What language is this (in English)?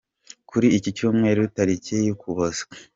Kinyarwanda